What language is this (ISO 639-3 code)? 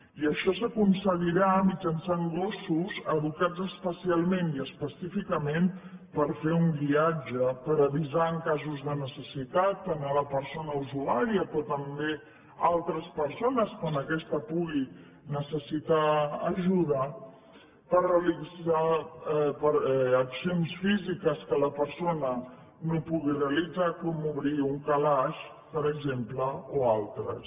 cat